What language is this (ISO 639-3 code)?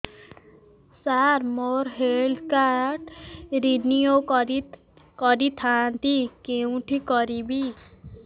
ori